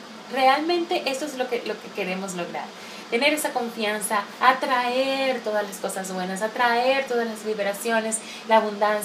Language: Spanish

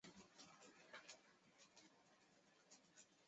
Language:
Chinese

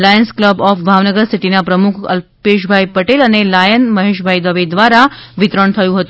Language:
Gujarati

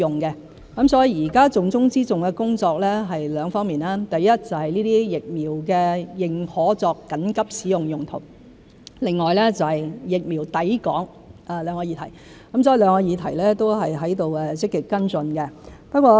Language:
Cantonese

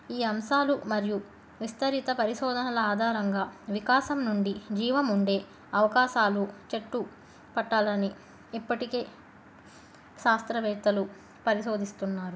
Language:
Telugu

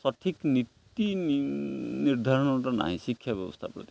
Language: Odia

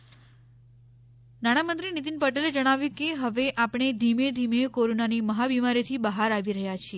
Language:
Gujarati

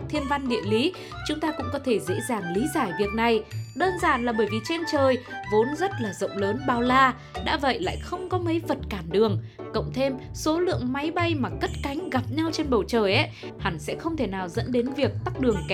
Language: Vietnamese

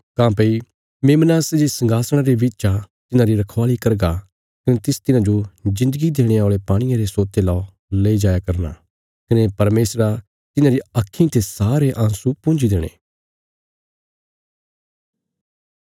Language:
Bilaspuri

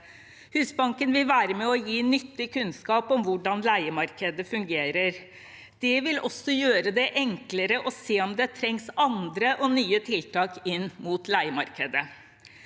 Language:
Norwegian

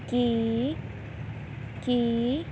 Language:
Punjabi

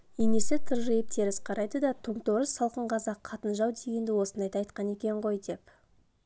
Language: Kazakh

